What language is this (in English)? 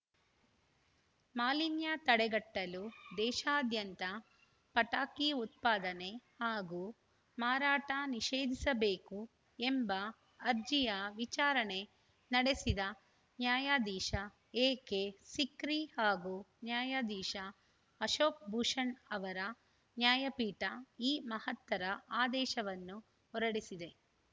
Kannada